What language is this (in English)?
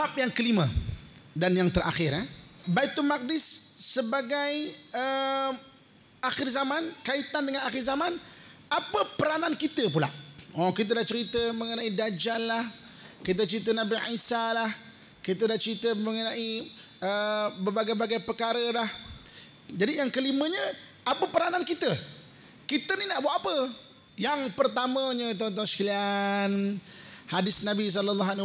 Malay